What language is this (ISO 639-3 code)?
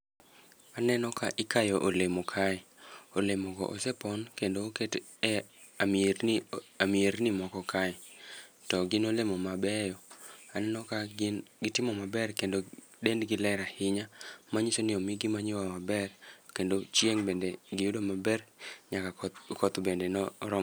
luo